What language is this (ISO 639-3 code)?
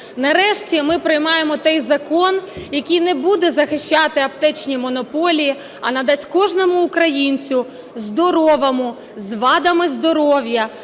ukr